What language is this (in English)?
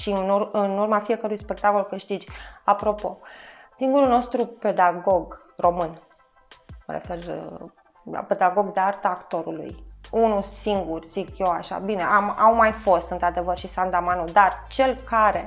Romanian